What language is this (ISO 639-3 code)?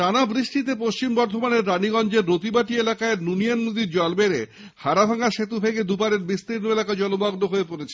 ben